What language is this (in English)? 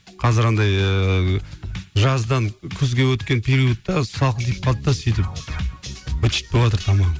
Kazakh